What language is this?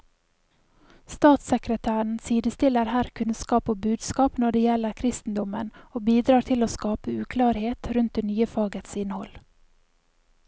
Norwegian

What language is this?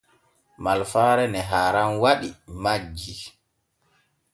Borgu Fulfulde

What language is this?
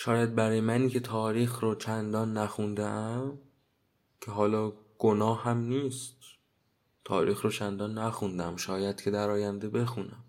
Persian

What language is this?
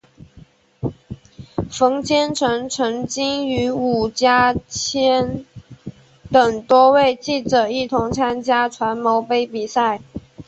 Chinese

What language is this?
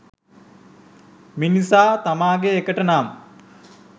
Sinhala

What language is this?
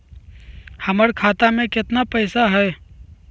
Magahi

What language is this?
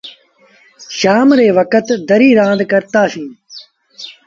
Sindhi Bhil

